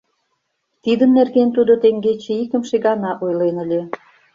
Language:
Mari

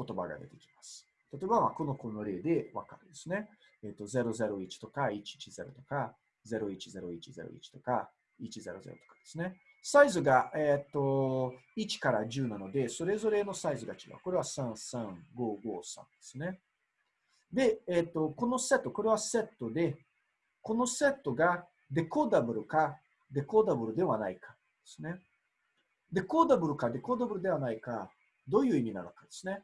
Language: Japanese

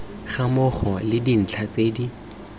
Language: Tswana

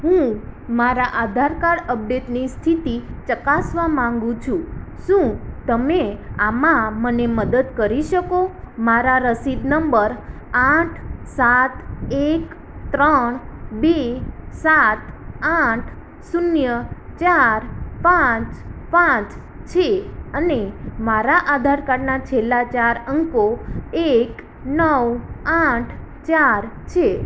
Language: Gujarati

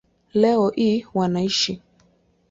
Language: Swahili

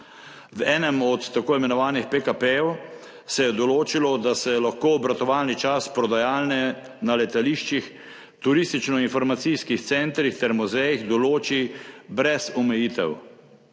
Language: Slovenian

